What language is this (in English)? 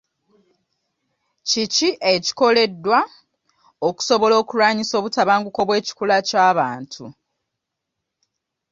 Ganda